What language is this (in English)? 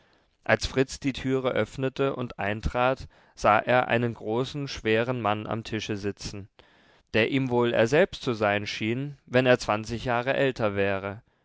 German